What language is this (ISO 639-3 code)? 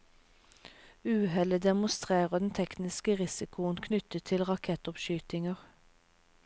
nor